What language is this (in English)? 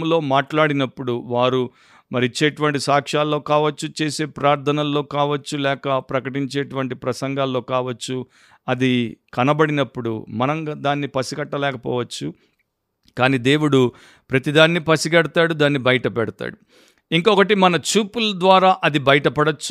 Telugu